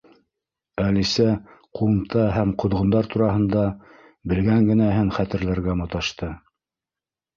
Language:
Bashkir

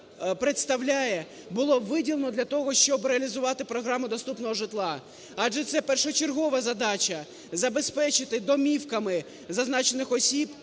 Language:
Ukrainian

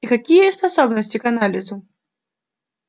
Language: Russian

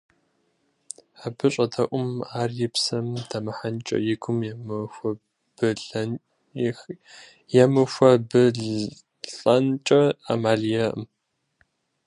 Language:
Kabardian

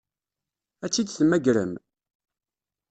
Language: Kabyle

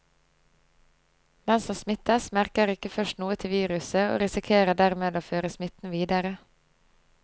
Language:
Norwegian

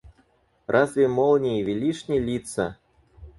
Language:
Russian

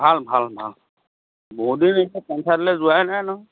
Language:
Assamese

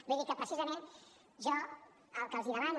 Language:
Catalan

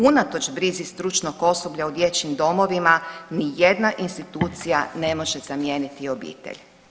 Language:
Croatian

